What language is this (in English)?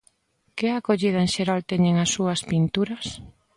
Galician